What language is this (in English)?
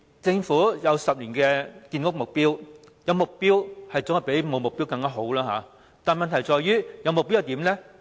Cantonese